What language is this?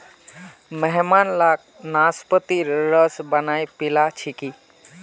Magahi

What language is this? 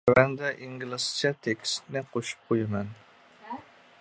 Uyghur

